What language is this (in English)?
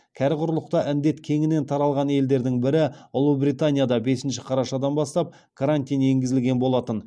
Kazakh